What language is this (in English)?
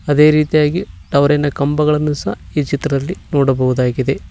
Kannada